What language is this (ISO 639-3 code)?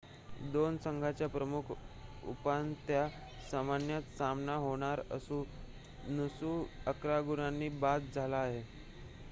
mar